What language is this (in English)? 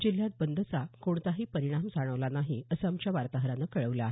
Marathi